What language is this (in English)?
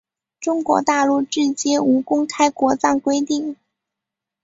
Chinese